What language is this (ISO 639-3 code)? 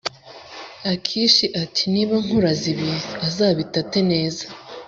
kin